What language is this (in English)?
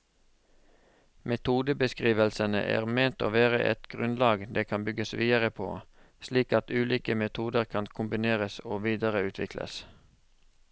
Norwegian